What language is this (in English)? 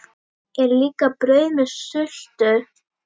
Icelandic